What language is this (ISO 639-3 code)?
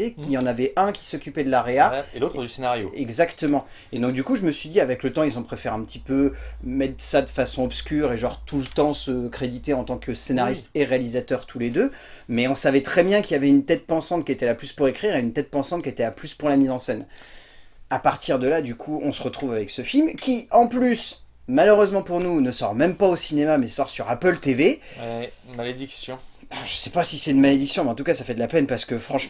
fra